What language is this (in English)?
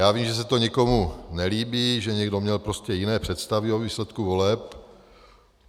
Czech